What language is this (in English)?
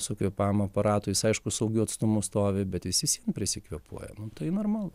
Lithuanian